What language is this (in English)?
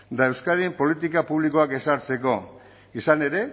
Basque